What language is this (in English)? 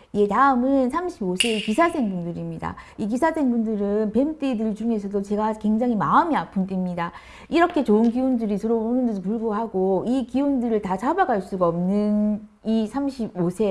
Korean